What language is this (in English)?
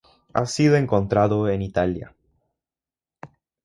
Spanish